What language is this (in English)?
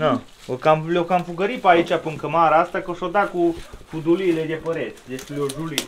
Romanian